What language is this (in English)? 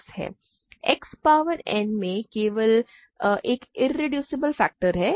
Hindi